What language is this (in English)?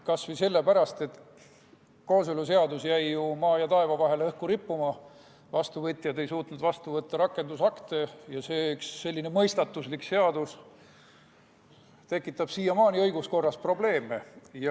Estonian